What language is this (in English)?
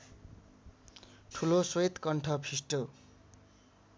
Nepali